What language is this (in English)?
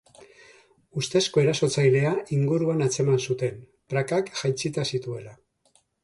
Basque